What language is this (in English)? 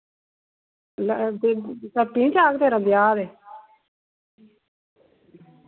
Dogri